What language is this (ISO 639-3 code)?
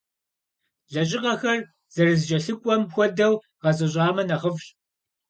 kbd